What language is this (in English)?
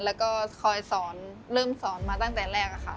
Thai